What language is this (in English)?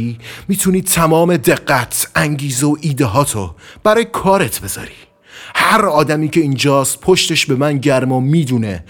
Persian